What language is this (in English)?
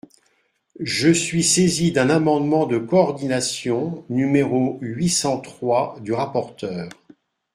French